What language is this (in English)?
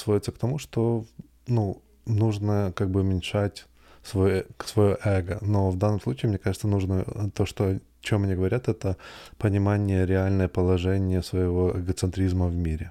Russian